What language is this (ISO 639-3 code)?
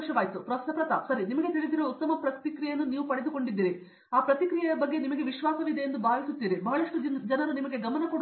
kan